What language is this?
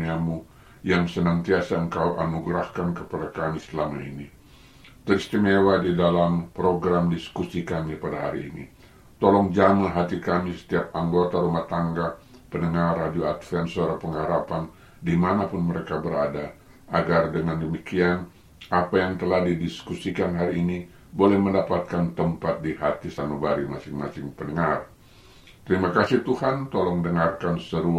Indonesian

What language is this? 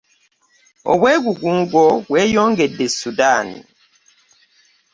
Ganda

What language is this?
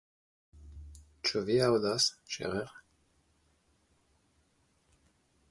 Esperanto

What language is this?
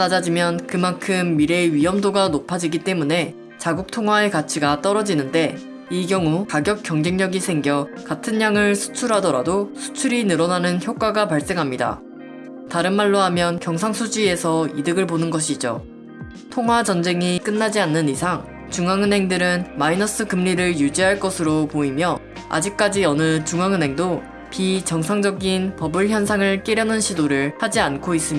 Korean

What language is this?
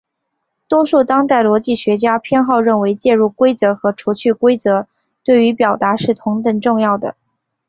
Chinese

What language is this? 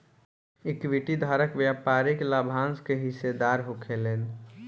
Bhojpuri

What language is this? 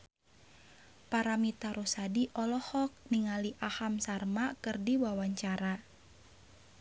Sundanese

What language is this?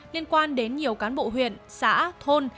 Vietnamese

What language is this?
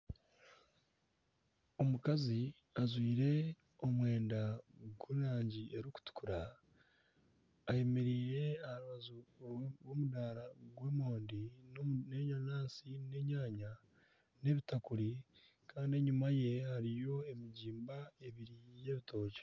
Nyankole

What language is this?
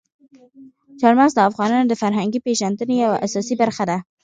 Pashto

